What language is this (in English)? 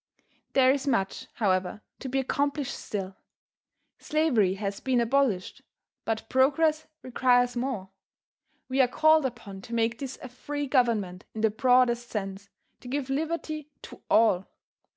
English